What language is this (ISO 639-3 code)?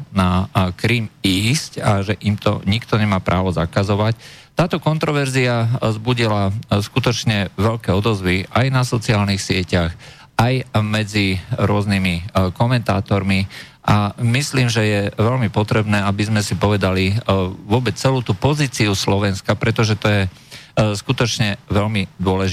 slk